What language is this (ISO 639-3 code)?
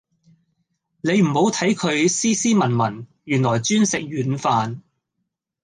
yue